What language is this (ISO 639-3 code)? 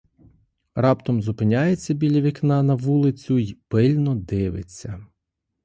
ukr